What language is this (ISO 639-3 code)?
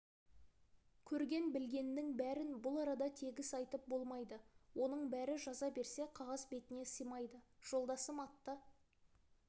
kaz